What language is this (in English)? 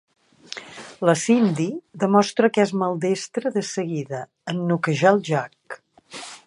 Catalan